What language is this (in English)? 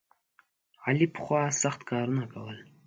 Pashto